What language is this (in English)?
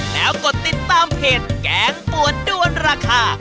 Thai